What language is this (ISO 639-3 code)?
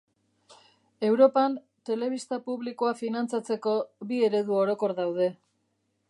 eus